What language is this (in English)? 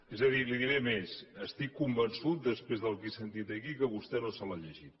Catalan